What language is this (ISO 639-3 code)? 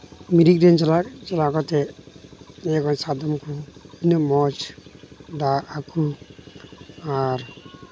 sat